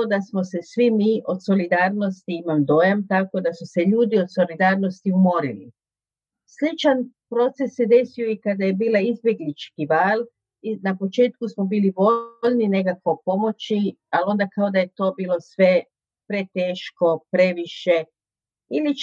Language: Croatian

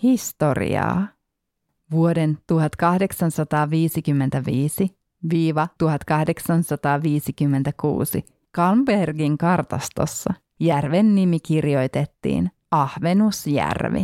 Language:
Finnish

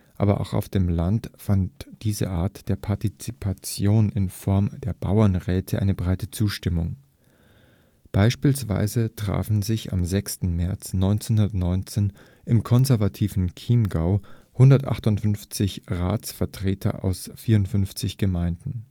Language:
German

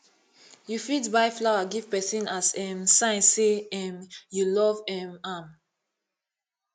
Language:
Nigerian Pidgin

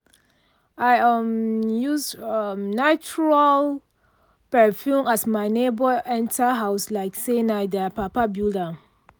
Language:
Nigerian Pidgin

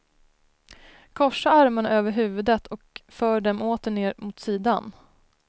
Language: Swedish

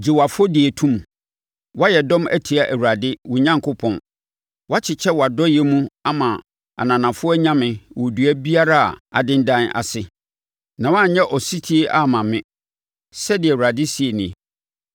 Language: Akan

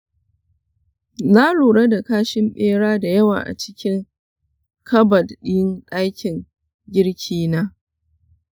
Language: Hausa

